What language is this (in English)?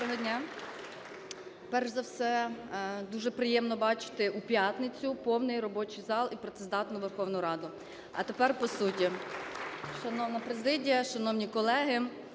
Ukrainian